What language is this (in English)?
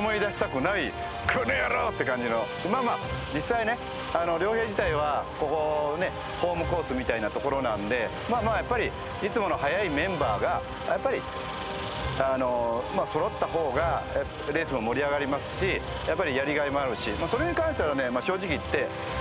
Japanese